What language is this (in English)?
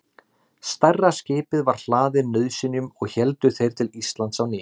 Icelandic